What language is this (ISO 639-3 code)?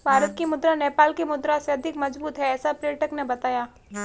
hin